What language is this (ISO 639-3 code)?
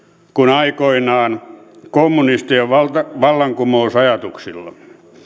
fin